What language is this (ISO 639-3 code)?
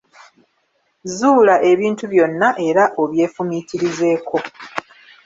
lug